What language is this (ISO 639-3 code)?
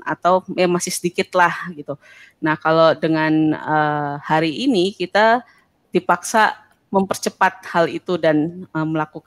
ind